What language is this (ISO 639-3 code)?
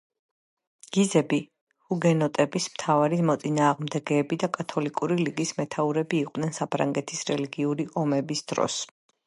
kat